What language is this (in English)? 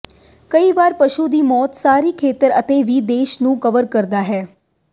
Punjabi